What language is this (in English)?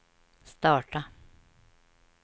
Swedish